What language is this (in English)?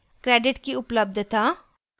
Hindi